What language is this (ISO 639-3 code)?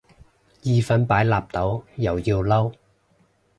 yue